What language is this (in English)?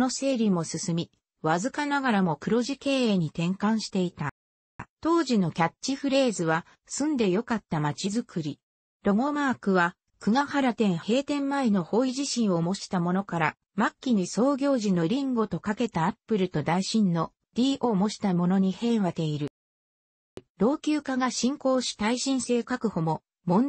Japanese